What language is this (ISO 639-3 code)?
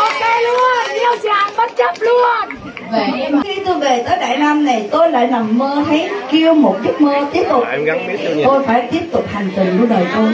vie